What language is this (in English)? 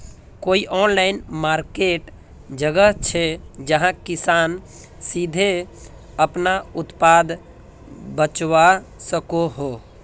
Magahi